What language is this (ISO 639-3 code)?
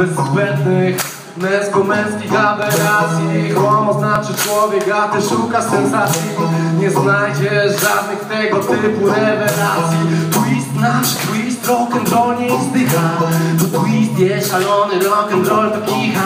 pol